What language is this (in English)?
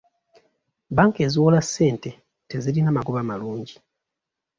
Ganda